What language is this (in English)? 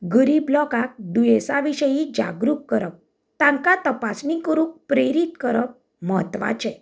Konkani